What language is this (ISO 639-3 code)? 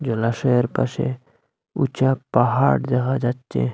ben